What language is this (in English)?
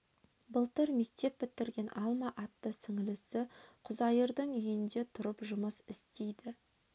Kazakh